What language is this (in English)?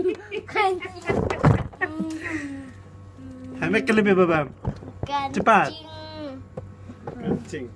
Indonesian